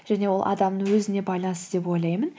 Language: Kazakh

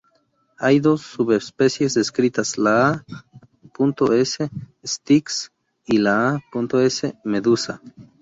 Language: Spanish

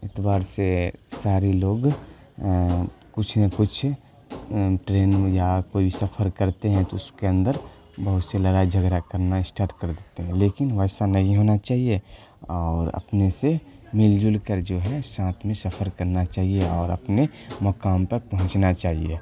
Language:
Urdu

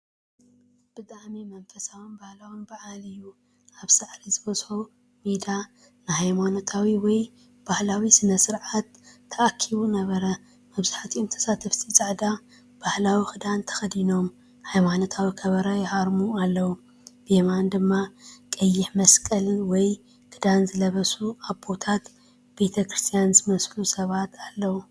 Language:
Tigrinya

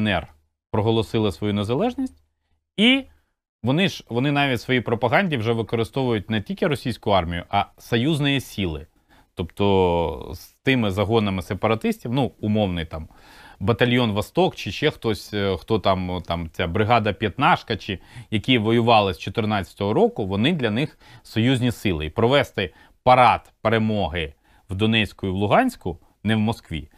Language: Ukrainian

